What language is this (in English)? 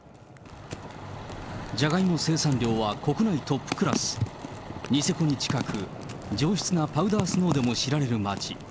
Japanese